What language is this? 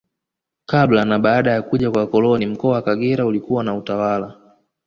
Swahili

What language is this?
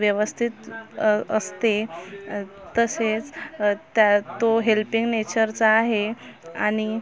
Marathi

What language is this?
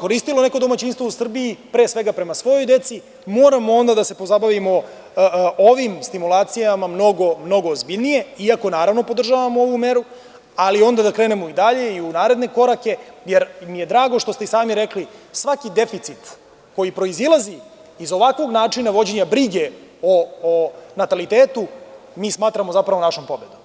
Serbian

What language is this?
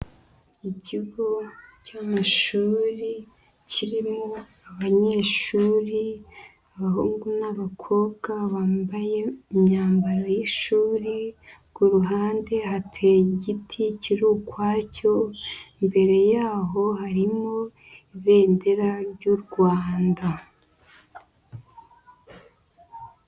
Kinyarwanda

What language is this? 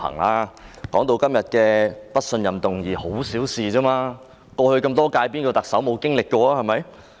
Cantonese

